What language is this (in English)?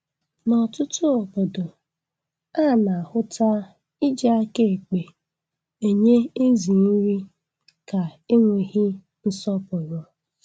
Igbo